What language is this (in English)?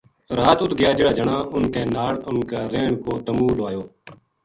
Gujari